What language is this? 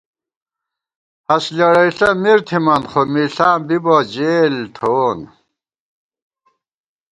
Gawar-Bati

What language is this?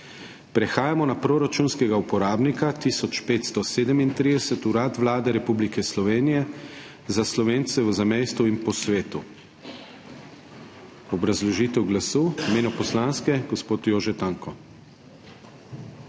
Slovenian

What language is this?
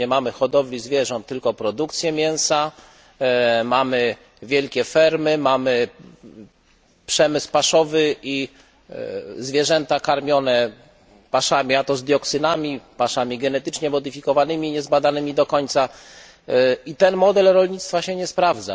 Polish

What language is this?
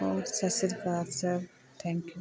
Punjabi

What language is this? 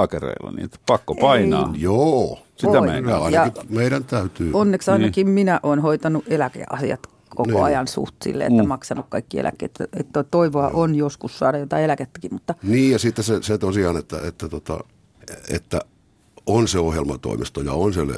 Finnish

